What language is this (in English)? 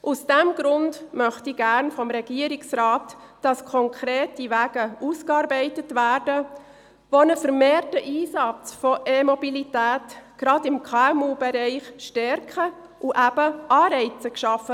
Swiss German